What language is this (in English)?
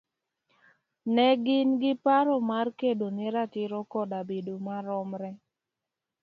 Luo (Kenya and Tanzania)